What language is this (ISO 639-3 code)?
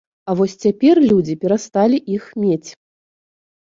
bel